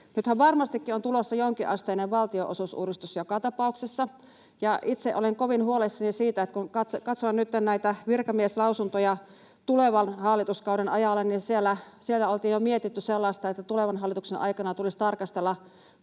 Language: Finnish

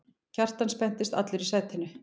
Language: Icelandic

